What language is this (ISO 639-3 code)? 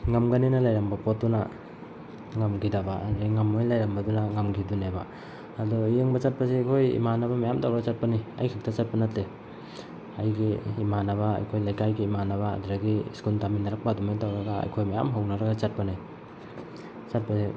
mni